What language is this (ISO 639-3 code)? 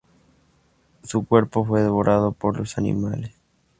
spa